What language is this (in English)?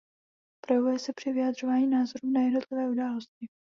Czech